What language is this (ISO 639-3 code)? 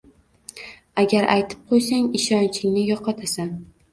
uzb